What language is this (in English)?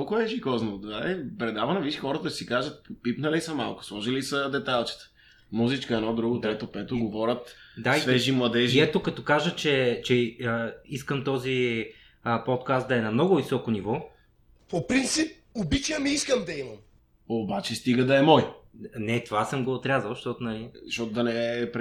Bulgarian